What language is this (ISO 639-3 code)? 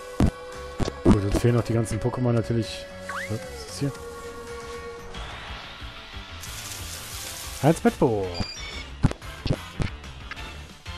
deu